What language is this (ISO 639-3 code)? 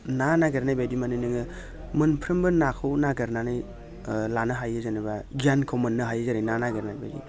brx